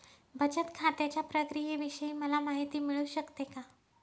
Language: Marathi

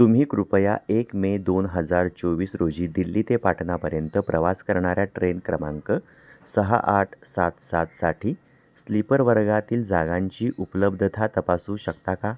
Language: Marathi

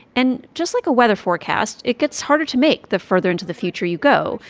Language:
English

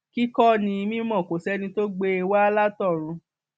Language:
Yoruba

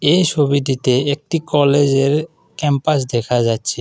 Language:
Bangla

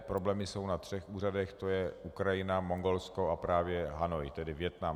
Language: Czech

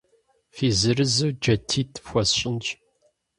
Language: Kabardian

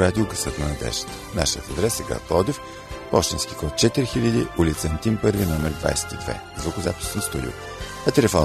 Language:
Bulgarian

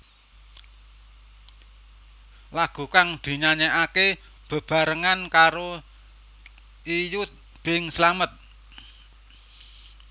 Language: Javanese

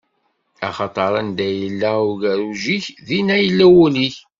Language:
Kabyle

